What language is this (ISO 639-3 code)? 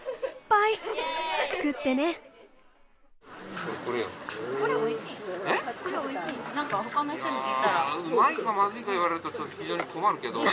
jpn